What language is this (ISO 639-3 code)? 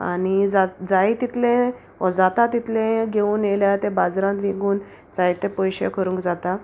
kok